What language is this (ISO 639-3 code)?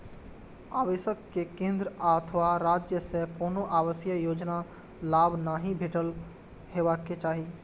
mai